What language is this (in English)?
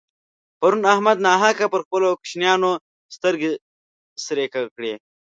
Pashto